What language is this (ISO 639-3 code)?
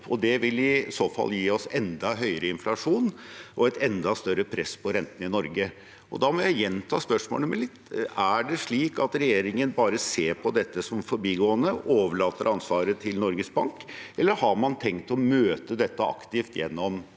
nor